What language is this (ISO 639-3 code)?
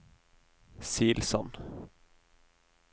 nor